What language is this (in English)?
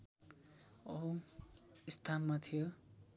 Nepali